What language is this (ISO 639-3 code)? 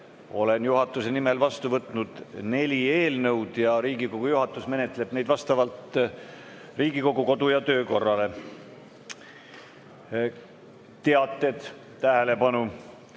est